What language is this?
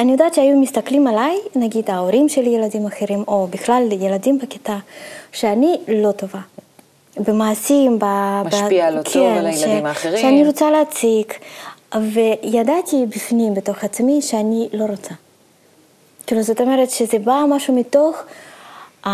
Hebrew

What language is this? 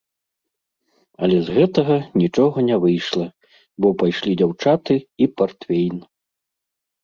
Belarusian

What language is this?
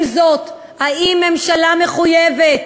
Hebrew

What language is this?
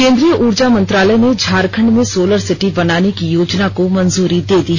Hindi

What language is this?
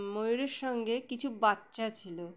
Bangla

